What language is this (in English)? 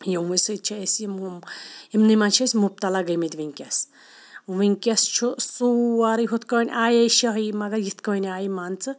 Kashmiri